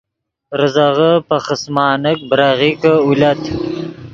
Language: Yidgha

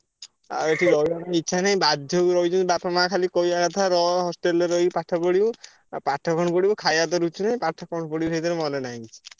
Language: Odia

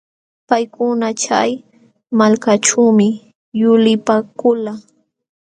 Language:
Jauja Wanca Quechua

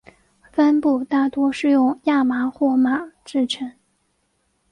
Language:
Chinese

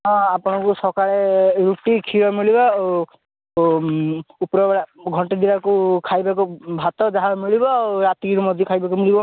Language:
Odia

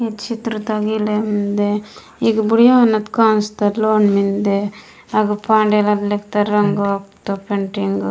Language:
Gondi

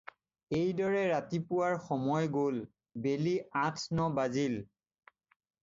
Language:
Assamese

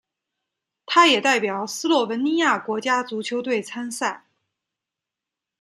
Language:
Chinese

